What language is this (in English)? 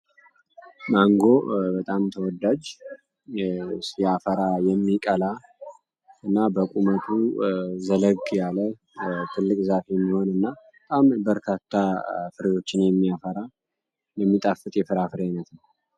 Amharic